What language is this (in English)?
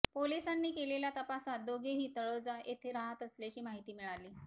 Marathi